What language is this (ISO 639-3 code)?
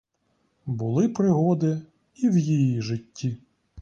ukr